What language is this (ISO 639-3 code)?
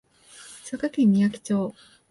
jpn